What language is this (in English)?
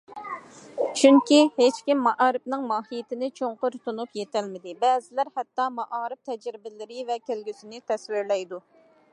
Uyghur